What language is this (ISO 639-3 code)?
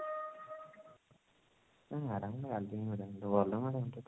ori